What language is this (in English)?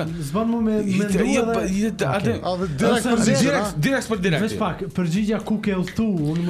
Romanian